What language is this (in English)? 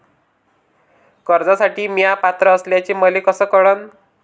Marathi